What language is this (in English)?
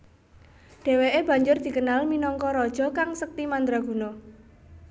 Javanese